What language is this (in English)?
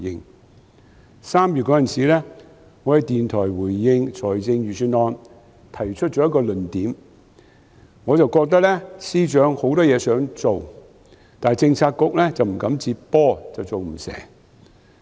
Cantonese